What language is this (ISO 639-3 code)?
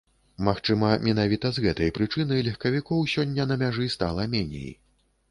bel